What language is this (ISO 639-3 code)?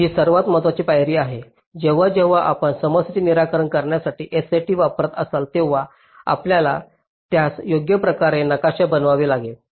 mar